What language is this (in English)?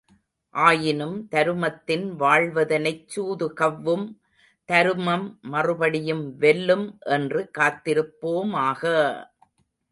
Tamil